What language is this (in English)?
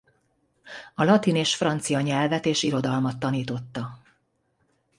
Hungarian